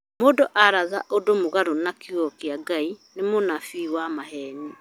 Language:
Kikuyu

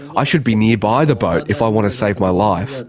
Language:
English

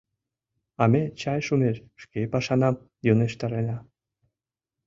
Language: Mari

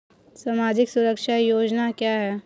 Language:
Hindi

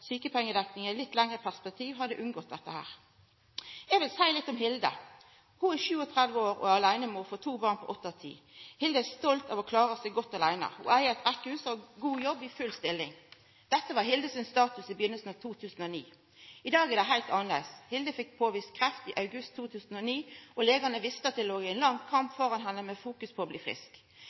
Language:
Norwegian Nynorsk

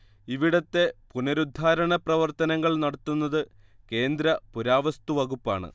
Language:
Malayalam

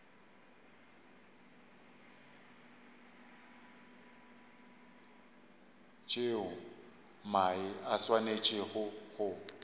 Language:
Northern Sotho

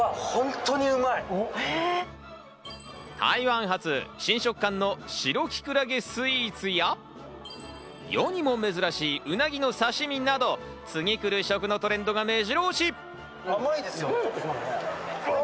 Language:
Japanese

